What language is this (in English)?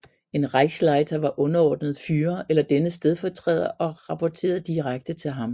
Danish